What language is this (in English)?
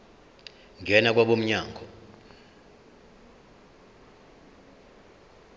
Zulu